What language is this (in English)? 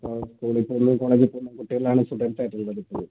Malayalam